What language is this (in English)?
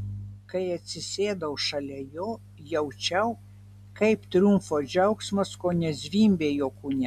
Lithuanian